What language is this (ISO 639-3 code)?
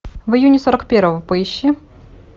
rus